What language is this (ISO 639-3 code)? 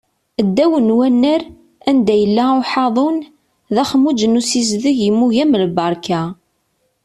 kab